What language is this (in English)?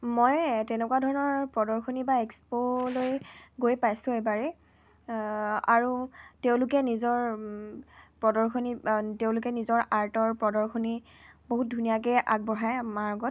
Assamese